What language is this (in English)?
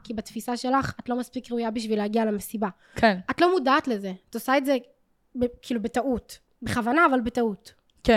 Hebrew